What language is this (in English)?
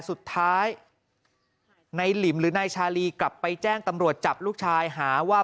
Thai